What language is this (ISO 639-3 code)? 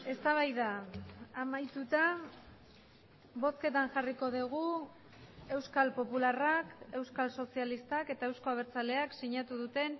eus